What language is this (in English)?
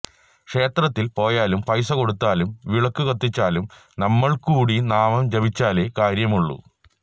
Malayalam